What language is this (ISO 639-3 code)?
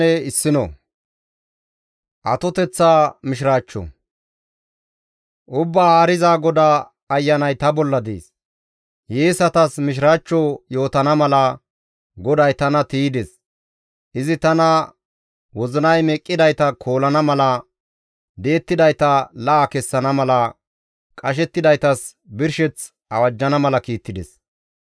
gmv